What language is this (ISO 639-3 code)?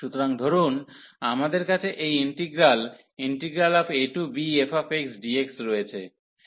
ben